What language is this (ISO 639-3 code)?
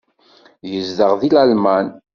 kab